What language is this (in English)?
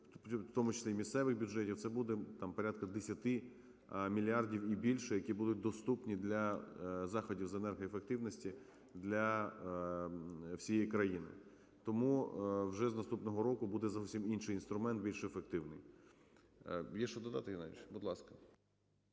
Ukrainian